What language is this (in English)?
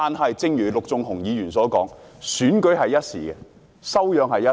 Cantonese